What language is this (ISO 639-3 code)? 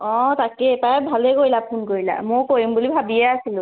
asm